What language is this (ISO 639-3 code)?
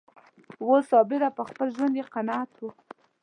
pus